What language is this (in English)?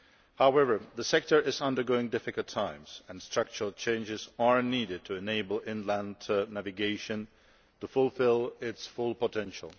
English